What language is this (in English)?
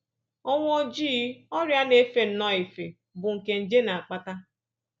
Igbo